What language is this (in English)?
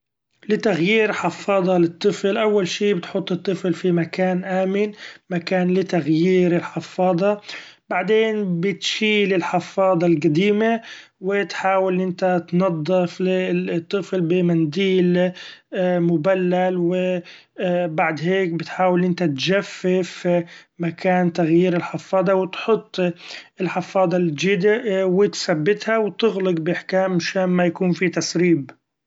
Gulf Arabic